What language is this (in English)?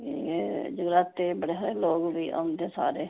Dogri